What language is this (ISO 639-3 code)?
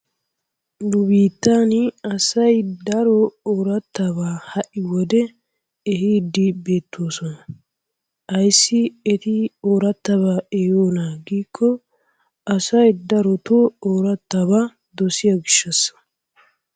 wal